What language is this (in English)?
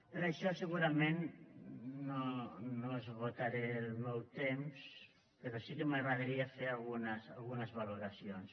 Catalan